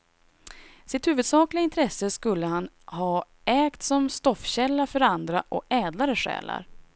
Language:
Swedish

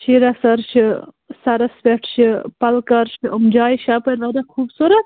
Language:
Kashmiri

